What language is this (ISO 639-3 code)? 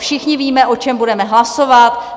ces